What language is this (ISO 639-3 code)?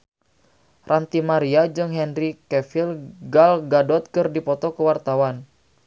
sun